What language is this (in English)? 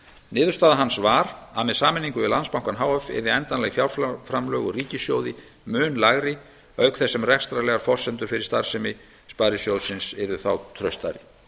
Icelandic